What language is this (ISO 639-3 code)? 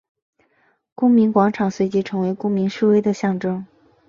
zho